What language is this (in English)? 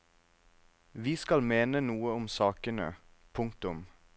Norwegian